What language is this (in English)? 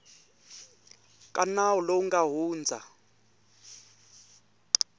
Tsonga